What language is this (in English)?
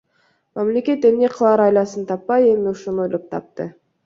Kyrgyz